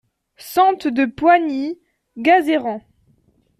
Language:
French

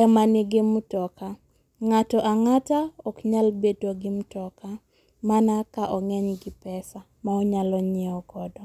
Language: Luo (Kenya and Tanzania)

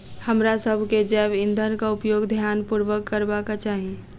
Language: Maithili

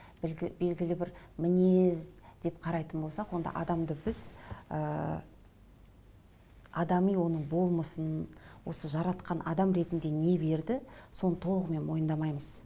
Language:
Kazakh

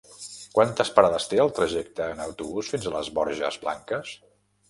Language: Catalan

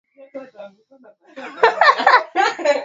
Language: Swahili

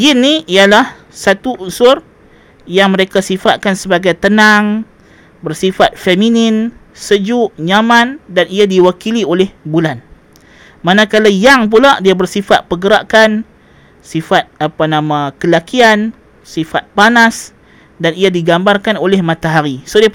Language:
Malay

